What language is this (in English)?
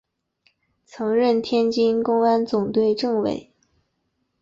Chinese